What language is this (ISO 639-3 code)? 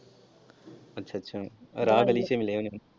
pan